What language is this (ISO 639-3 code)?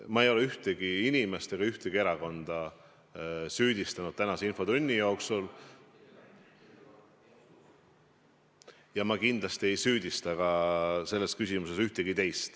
est